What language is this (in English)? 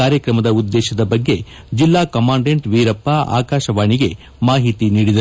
Kannada